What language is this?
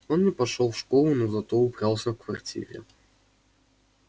Russian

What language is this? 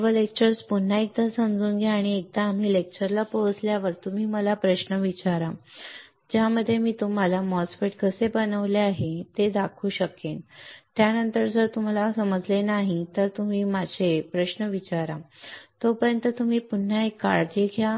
Marathi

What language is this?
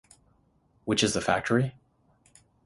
English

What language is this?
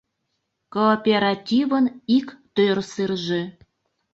Mari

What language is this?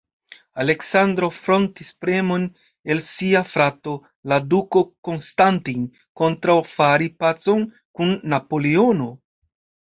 Esperanto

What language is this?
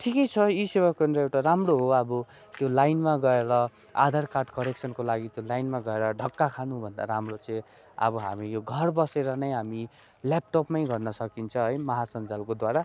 Nepali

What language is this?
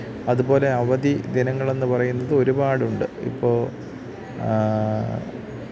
Malayalam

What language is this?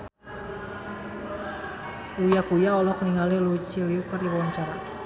Sundanese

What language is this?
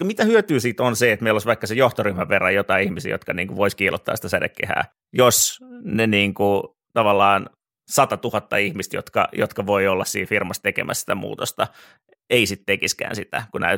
Finnish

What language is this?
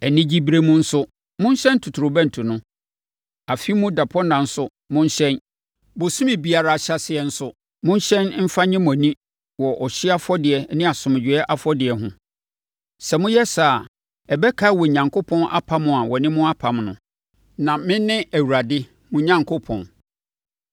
Akan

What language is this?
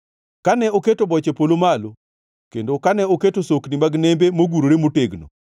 Luo (Kenya and Tanzania)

